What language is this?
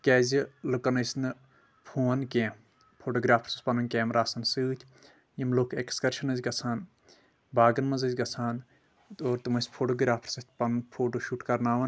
Kashmiri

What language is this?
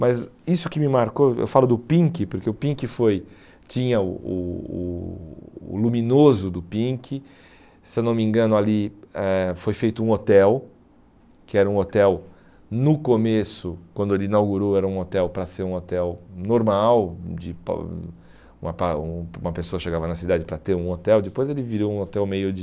Portuguese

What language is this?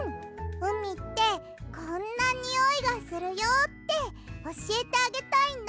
Japanese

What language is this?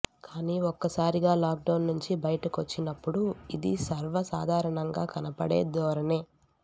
Telugu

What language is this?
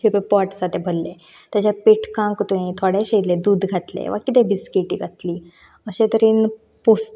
Konkani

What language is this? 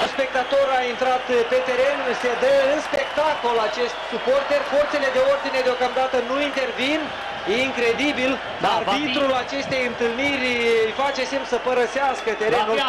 Romanian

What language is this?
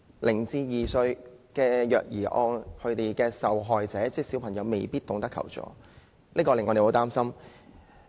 Cantonese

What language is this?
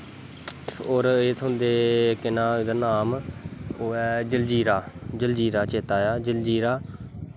Dogri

